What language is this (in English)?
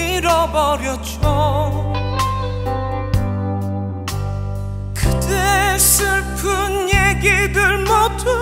Korean